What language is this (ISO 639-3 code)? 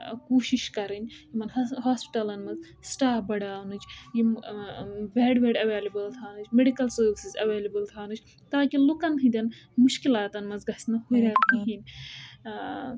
kas